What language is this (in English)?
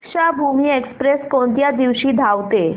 Marathi